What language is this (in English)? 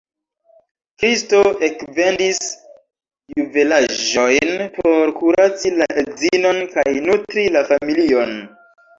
Esperanto